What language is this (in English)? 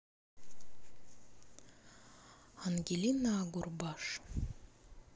Russian